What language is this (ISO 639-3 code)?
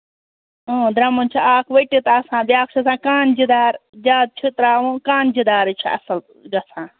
kas